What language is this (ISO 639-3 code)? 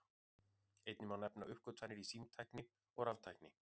isl